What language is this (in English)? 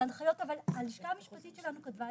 Hebrew